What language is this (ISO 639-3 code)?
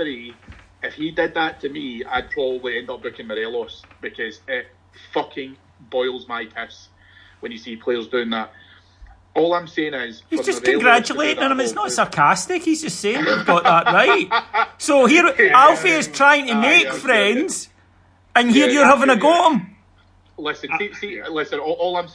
eng